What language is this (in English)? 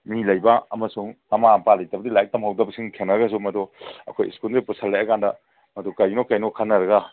Manipuri